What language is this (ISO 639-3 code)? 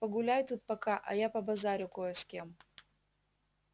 rus